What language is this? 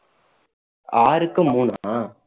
Tamil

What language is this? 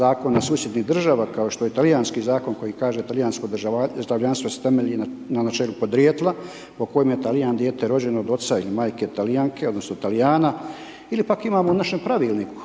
Croatian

